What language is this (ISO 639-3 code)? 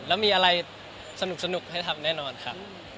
tha